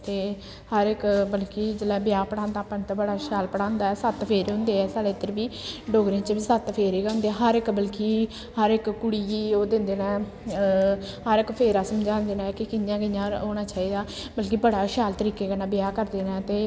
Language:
Dogri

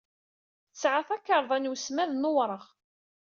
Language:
Kabyle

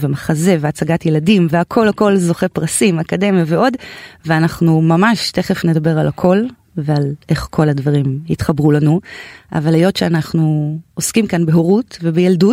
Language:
Hebrew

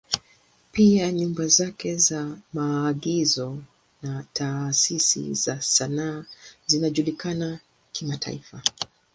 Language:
Swahili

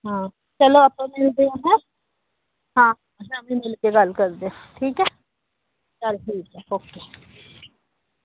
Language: Punjabi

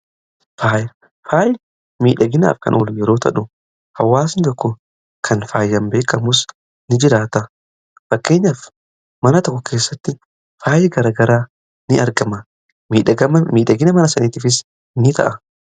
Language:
Oromo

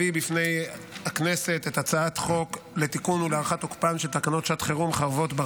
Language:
Hebrew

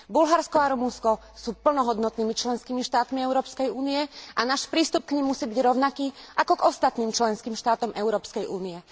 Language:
Slovak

